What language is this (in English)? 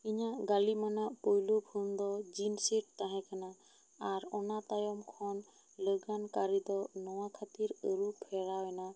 Santali